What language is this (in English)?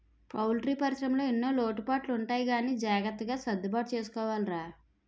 Telugu